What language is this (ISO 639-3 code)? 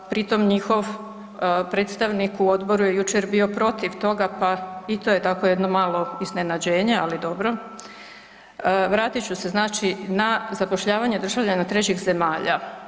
hrv